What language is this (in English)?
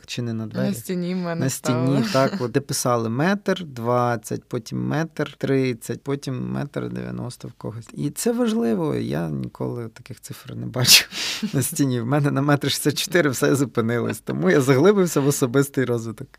Ukrainian